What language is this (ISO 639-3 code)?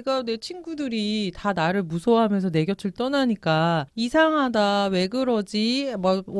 kor